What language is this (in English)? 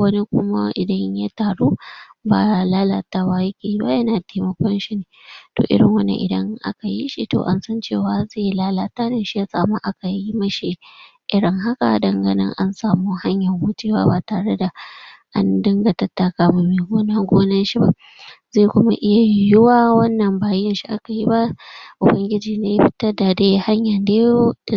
Hausa